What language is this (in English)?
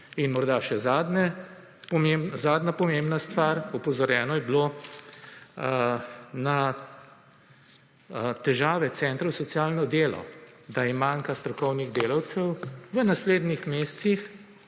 Slovenian